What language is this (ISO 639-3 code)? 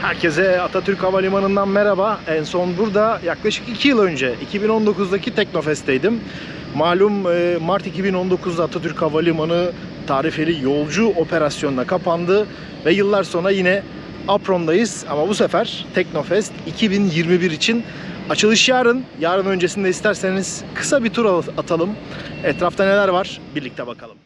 tur